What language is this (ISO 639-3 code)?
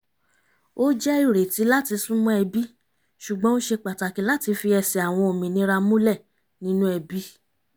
yor